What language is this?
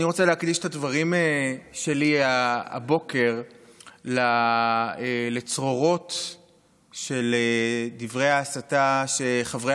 Hebrew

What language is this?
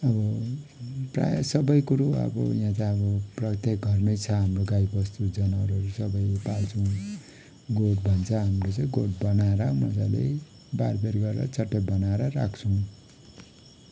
Nepali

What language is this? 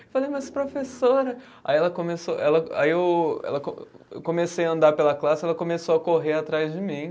Portuguese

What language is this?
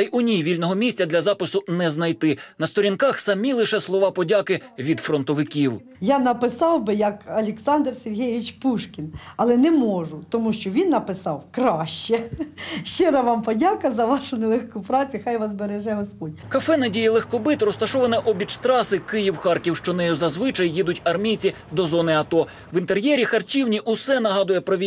Ukrainian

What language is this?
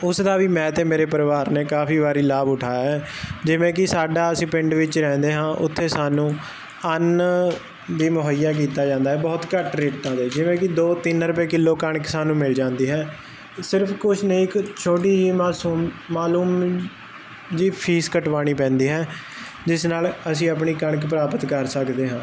Punjabi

